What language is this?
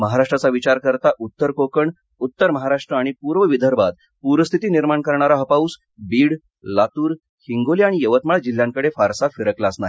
Marathi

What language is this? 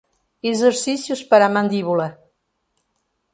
Portuguese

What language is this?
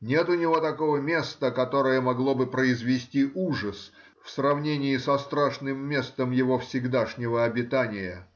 Russian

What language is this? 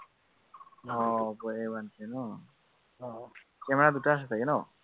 Assamese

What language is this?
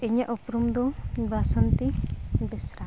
Santali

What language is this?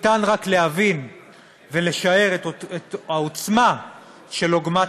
Hebrew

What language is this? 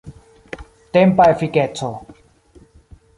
Esperanto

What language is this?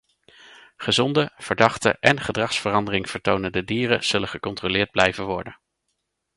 Dutch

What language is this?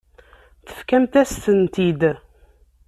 Kabyle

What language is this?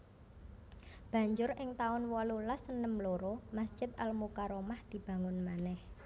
Javanese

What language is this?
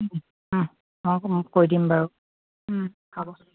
Assamese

